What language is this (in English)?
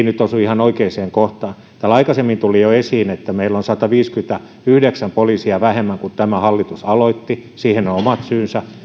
Finnish